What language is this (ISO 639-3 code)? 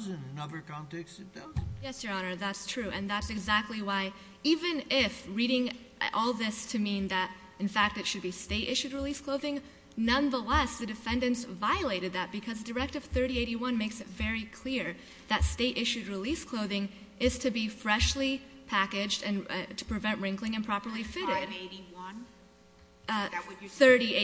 eng